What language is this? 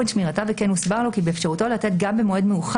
Hebrew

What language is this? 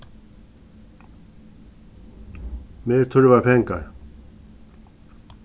Faroese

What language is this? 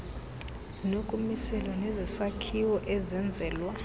Xhosa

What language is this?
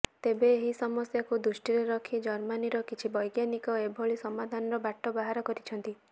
Odia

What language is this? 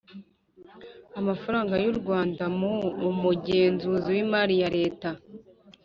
Kinyarwanda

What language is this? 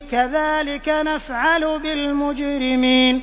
Arabic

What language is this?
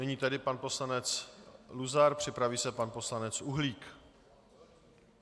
Czech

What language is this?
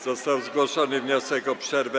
Polish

